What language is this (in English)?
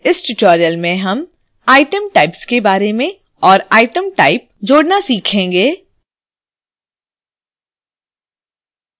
Hindi